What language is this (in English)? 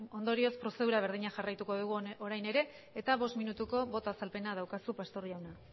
Basque